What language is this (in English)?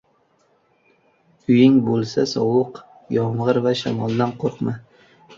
Uzbek